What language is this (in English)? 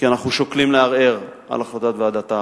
Hebrew